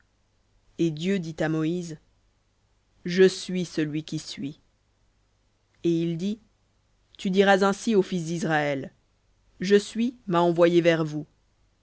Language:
French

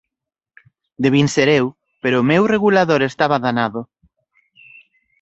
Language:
Galician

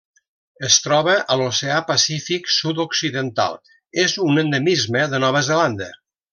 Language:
Catalan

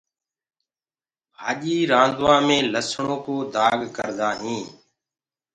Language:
Gurgula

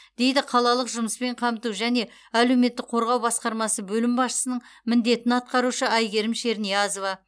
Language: Kazakh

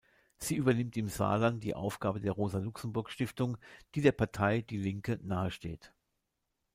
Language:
German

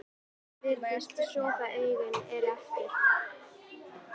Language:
Icelandic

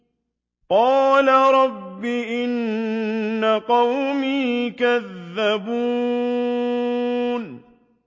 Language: Arabic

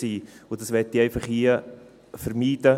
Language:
Swiss German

